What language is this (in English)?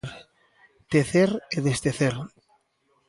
Galician